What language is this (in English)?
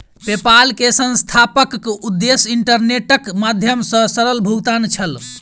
Maithili